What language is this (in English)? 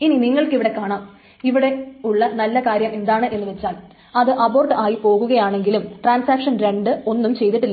Malayalam